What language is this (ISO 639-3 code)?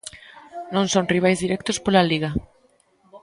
glg